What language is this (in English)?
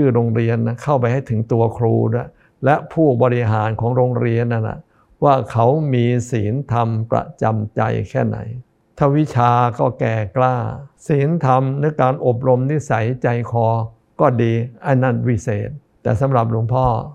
Thai